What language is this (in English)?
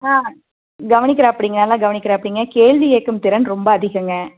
Tamil